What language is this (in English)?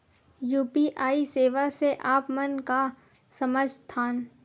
Chhattisgarhi